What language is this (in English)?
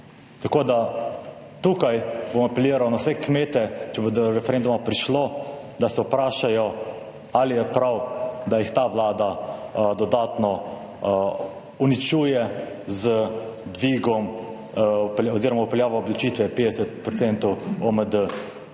Slovenian